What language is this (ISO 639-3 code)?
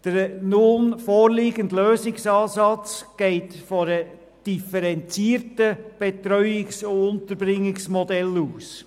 gsw